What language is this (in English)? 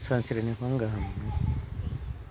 Bodo